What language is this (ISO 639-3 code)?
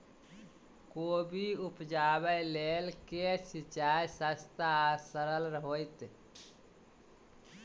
mai